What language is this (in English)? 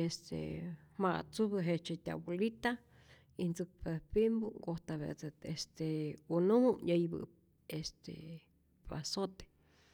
Rayón Zoque